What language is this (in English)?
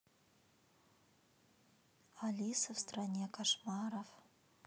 Russian